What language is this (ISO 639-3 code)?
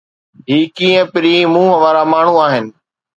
snd